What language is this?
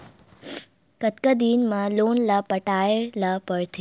Chhattisgarhi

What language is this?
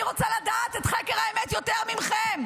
Hebrew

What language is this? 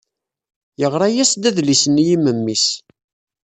Kabyle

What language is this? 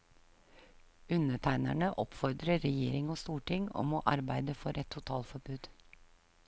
Norwegian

